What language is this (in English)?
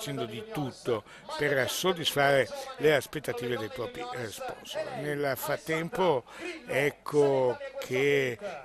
Italian